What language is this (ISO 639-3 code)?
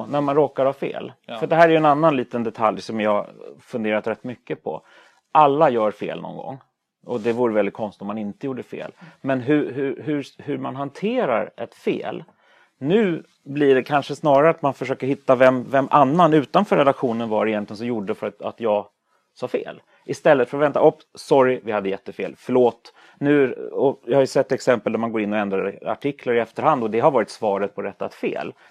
swe